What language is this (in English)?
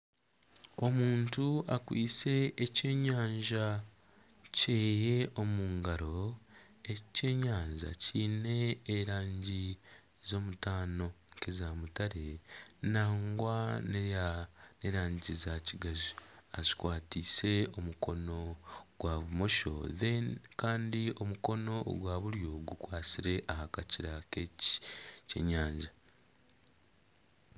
Nyankole